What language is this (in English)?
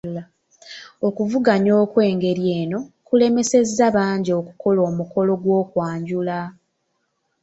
Ganda